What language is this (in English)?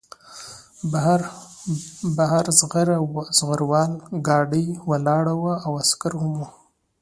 Pashto